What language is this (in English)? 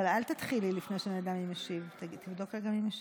Hebrew